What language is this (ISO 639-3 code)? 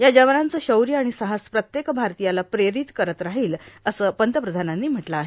mar